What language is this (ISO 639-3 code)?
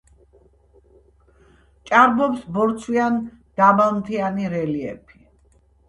kat